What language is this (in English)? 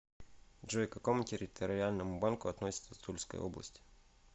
Russian